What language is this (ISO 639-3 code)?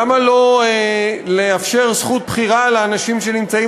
heb